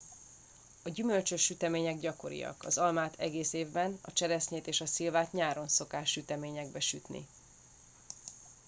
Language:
Hungarian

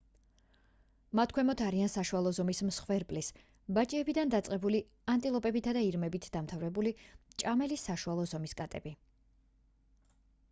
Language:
Georgian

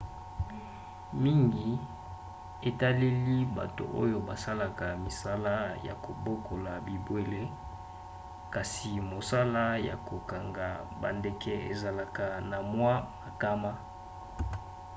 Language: Lingala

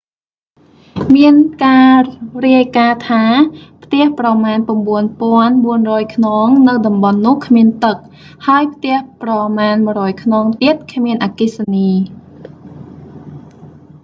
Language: Khmer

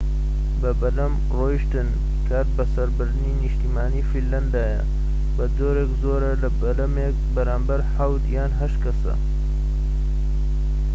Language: Central Kurdish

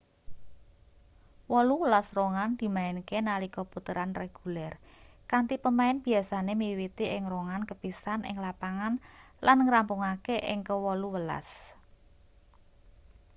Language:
Javanese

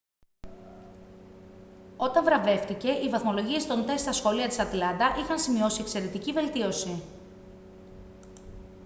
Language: Greek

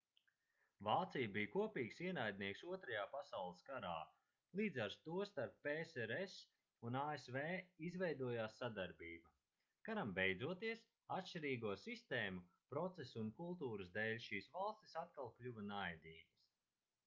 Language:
Latvian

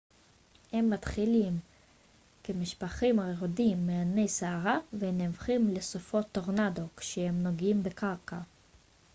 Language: Hebrew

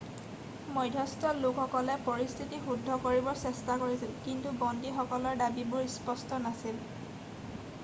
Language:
Assamese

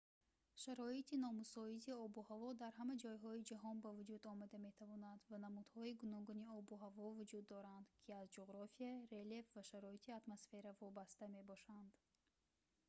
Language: Tajik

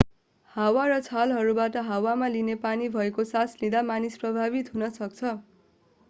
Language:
Nepali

